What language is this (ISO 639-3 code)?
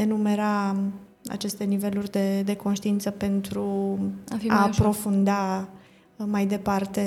ron